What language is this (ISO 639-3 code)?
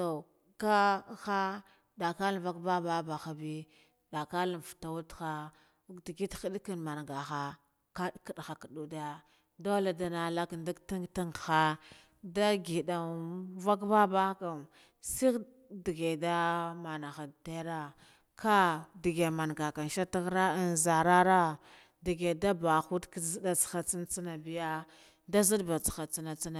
gdf